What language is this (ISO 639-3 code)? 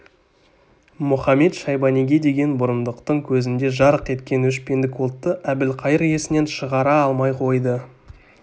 kaz